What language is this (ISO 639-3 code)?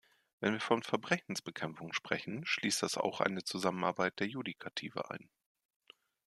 deu